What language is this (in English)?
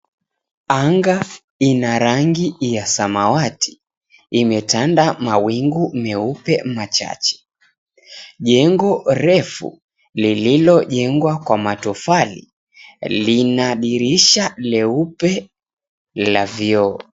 Swahili